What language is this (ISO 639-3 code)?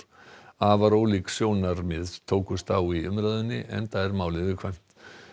isl